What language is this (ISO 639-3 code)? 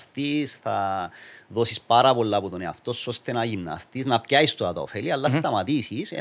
ell